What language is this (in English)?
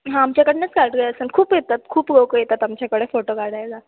Marathi